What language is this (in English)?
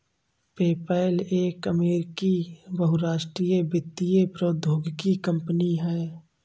Hindi